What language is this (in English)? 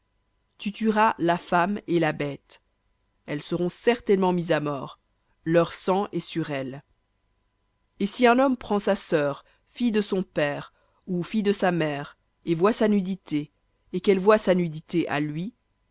French